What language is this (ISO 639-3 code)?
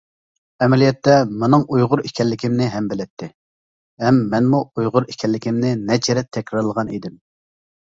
uig